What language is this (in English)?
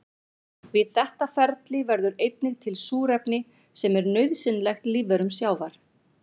Icelandic